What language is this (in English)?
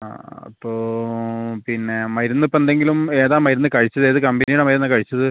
Malayalam